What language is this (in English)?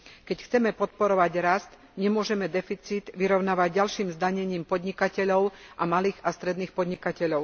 Slovak